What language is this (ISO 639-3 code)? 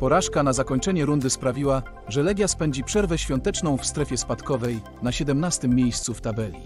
pol